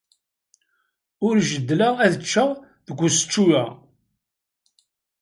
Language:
Kabyle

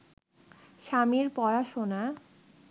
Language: Bangla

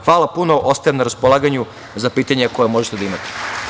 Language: Serbian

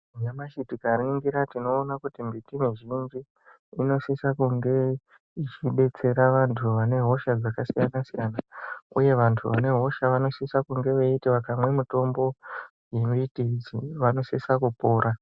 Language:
Ndau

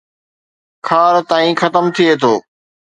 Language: Sindhi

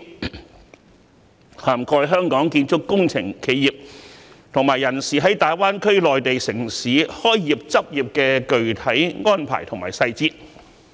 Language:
Cantonese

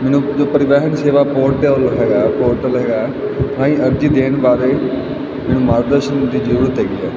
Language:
Punjabi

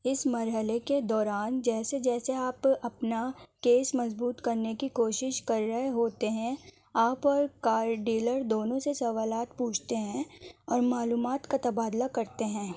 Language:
Urdu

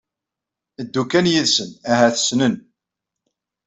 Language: Kabyle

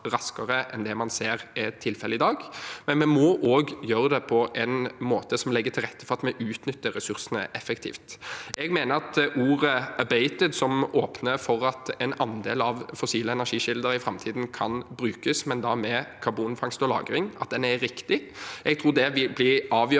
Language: Norwegian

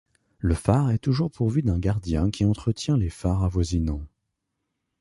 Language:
French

